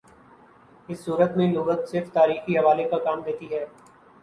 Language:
Urdu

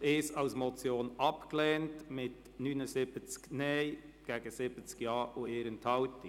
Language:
Swiss German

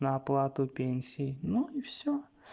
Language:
Russian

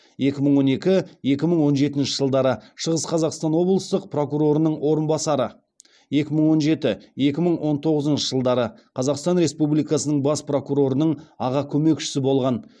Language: Kazakh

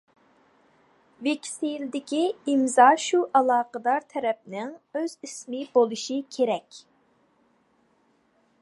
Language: Uyghur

